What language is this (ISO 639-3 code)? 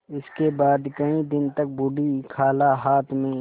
hin